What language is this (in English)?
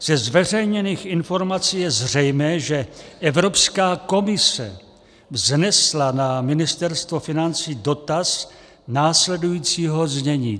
Czech